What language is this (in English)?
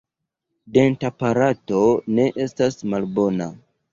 Esperanto